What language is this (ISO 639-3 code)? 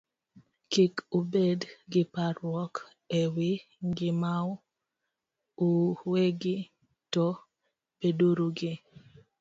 luo